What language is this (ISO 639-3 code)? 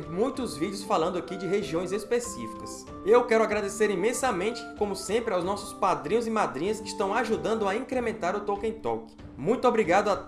por